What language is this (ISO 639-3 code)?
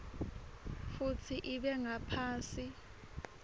ssw